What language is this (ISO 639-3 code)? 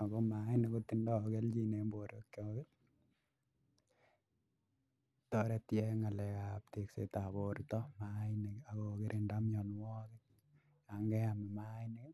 kln